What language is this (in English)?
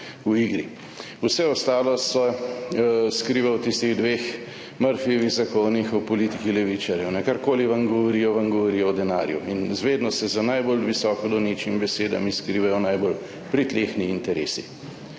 Slovenian